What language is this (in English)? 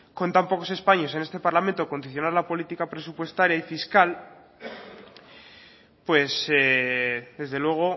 Spanish